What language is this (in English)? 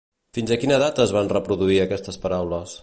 Catalan